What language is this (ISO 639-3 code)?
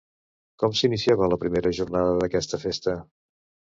cat